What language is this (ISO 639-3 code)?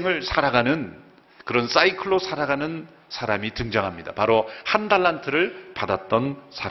kor